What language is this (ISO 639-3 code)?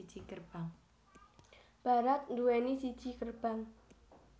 jav